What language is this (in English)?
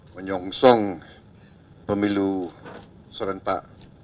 Indonesian